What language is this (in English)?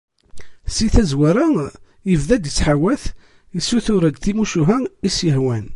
Kabyle